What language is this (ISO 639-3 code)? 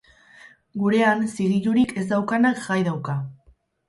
eus